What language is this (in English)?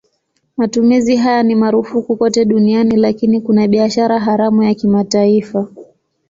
Swahili